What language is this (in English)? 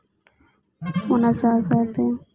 Santali